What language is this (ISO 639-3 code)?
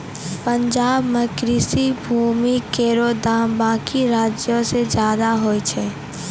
mai